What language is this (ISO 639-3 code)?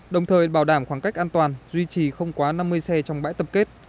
vie